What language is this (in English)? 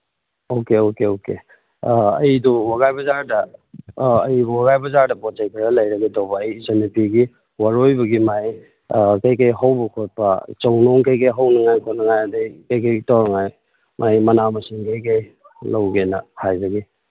Manipuri